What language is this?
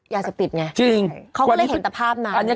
Thai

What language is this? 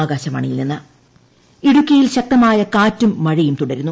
Malayalam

